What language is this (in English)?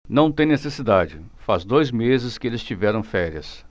Portuguese